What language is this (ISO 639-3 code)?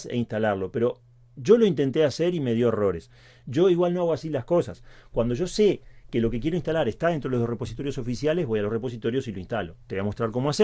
spa